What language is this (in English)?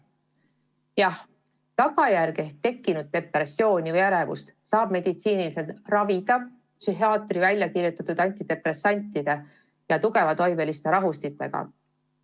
Estonian